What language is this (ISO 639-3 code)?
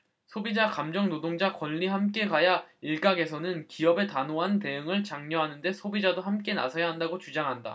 kor